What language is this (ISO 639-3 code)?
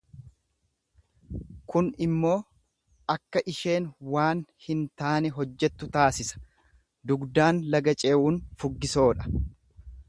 orm